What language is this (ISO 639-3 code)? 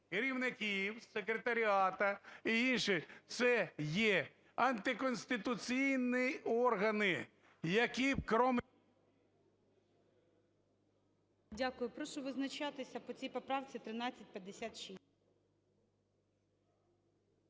ukr